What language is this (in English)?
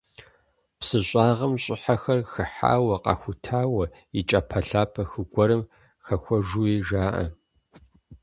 Kabardian